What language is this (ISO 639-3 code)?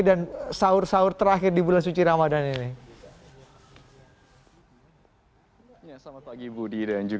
ind